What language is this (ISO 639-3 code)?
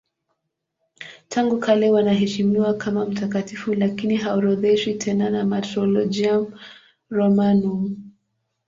swa